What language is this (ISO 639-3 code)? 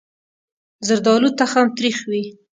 pus